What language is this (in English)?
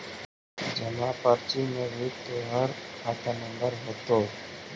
Magahi